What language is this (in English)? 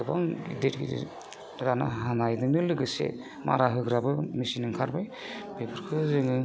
Bodo